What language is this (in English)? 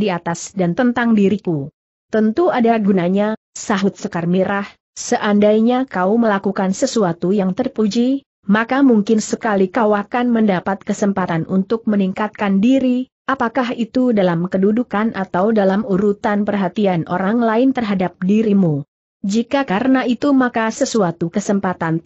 Indonesian